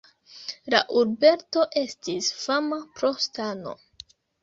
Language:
Esperanto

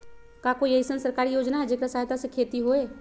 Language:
Magahi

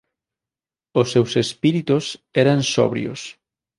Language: Galician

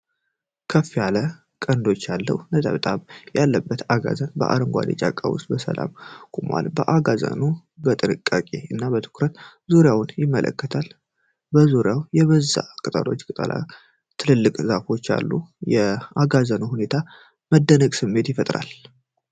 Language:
Amharic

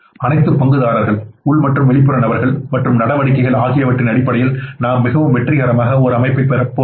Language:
Tamil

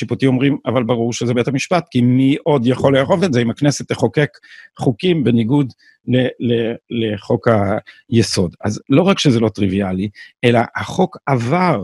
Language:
Hebrew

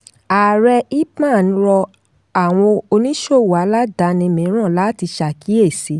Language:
Yoruba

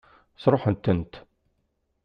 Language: Kabyle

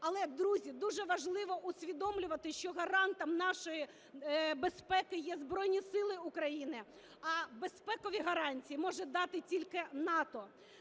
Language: Ukrainian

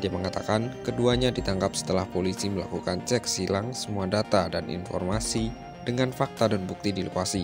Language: Indonesian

